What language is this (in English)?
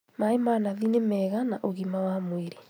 Kikuyu